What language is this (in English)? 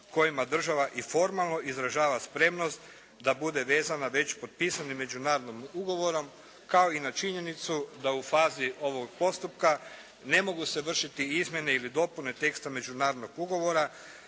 Croatian